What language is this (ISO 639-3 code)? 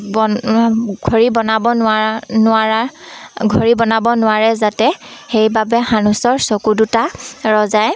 asm